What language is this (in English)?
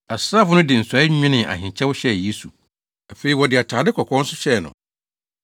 Akan